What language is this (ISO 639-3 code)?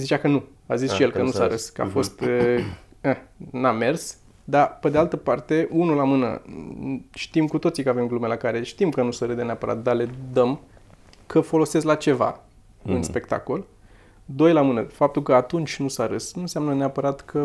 ron